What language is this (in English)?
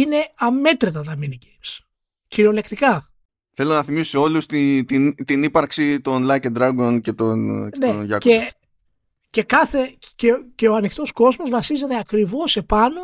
Greek